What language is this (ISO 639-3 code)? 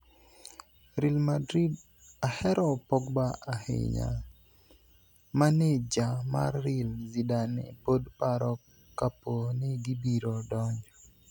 luo